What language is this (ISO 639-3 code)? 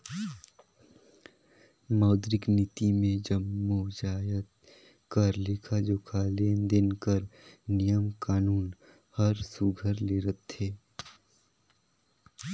hne